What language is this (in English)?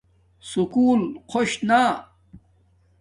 Domaaki